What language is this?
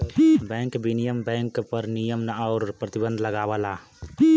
Bhojpuri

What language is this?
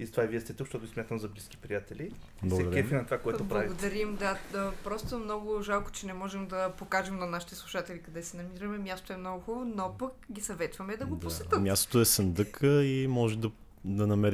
Bulgarian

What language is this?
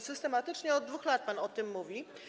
Polish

